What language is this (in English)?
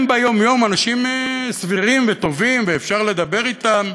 Hebrew